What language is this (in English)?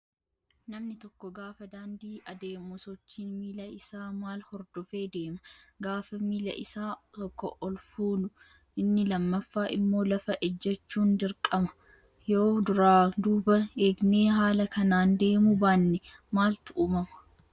Oromo